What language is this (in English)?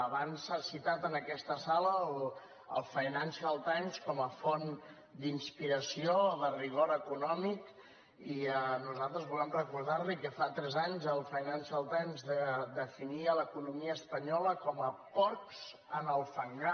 Catalan